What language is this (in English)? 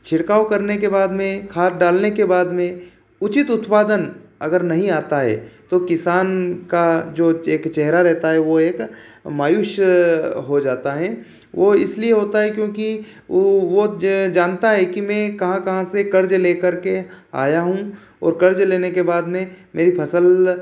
Hindi